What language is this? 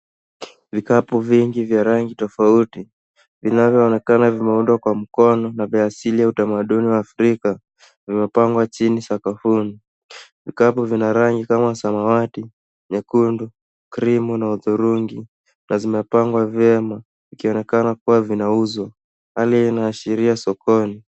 Swahili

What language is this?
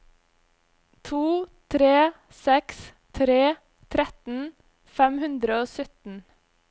Norwegian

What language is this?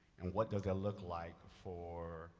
English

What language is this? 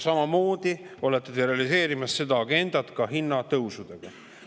Estonian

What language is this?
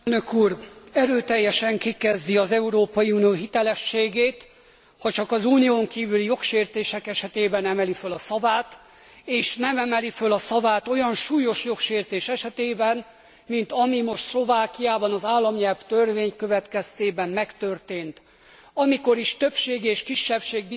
Hungarian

